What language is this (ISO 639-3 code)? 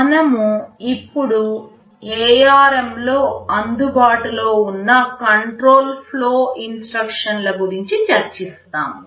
tel